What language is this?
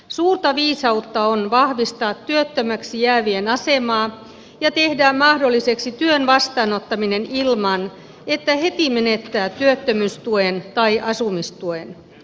Finnish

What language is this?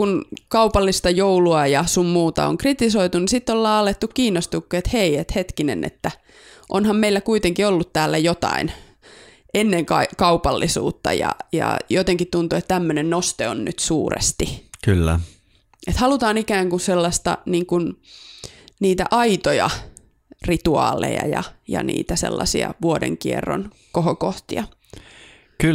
Finnish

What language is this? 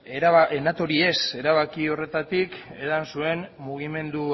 Basque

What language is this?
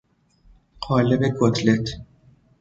Persian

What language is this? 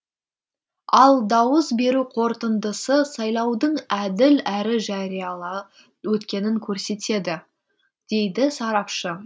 Kazakh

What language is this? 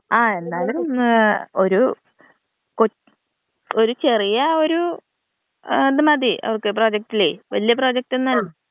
Malayalam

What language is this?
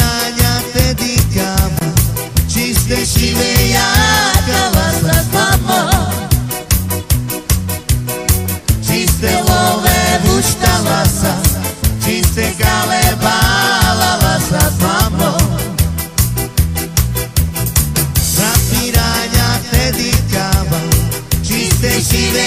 Romanian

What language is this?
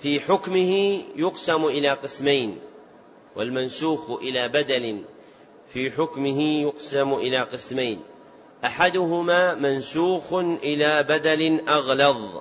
Arabic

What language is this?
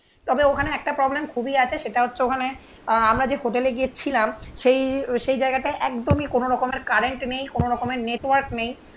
Bangla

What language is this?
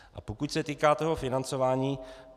Czech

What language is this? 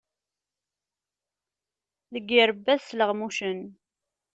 Kabyle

